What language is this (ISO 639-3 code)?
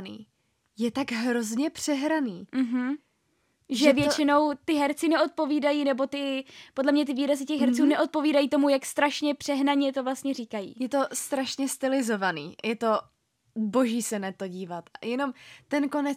ces